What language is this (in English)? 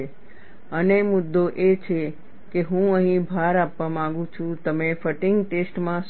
Gujarati